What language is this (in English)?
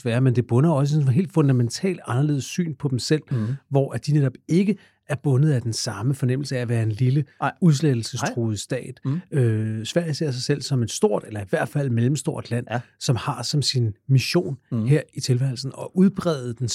Danish